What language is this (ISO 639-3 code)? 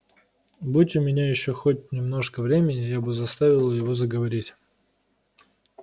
rus